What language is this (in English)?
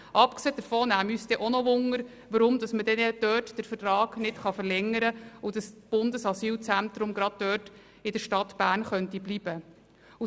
Swiss German